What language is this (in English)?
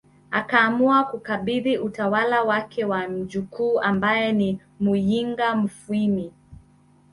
Swahili